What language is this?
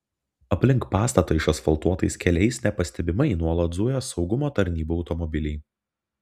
Lithuanian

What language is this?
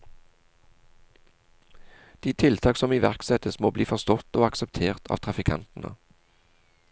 Norwegian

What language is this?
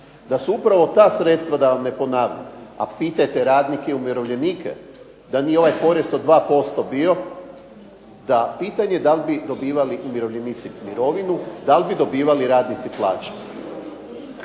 Croatian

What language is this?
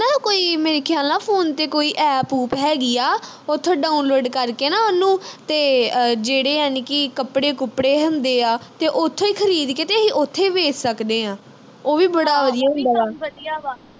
Punjabi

